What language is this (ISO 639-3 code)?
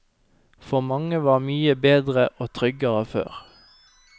nor